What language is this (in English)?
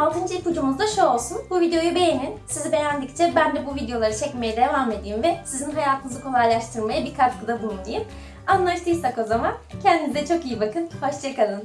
Turkish